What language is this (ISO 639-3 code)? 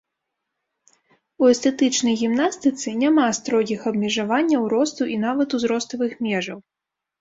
bel